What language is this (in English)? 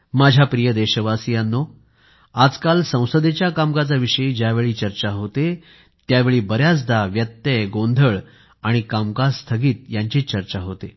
Marathi